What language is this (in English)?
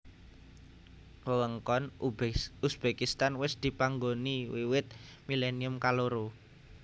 Javanese